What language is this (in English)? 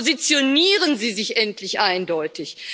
German